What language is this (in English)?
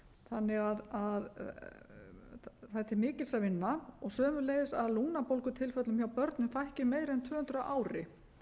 Icelandic